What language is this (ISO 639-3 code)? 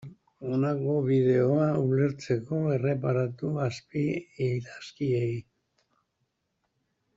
eus